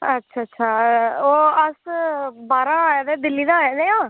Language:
Dogri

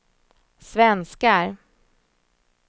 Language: Swedish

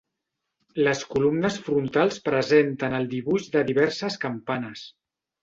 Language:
Catalan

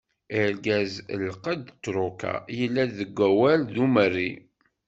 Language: Kabyle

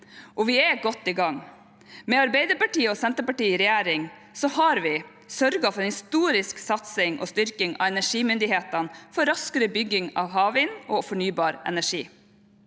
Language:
Norwegian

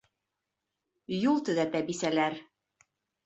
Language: Bashkir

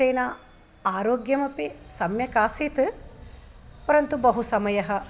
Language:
Sanskrit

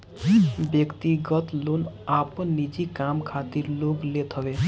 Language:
Bhojpuri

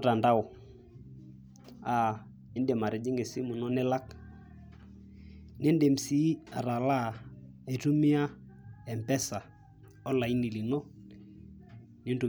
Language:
Masai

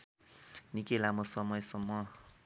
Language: Nepali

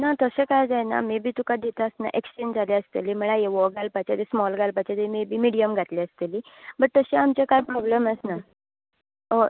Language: Konkani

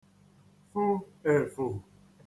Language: Igbo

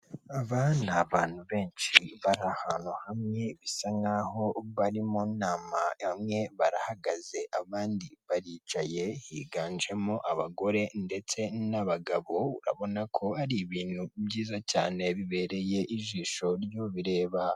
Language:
Kinyarwanda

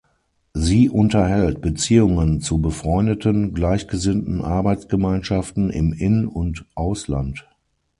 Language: German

